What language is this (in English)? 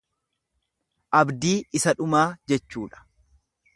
Oromo